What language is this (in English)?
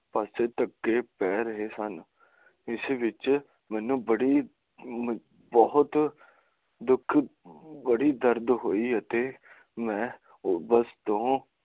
Punjabi